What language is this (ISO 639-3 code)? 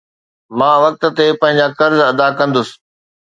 snd